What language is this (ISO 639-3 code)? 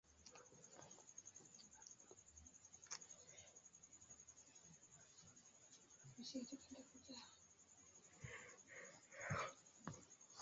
epo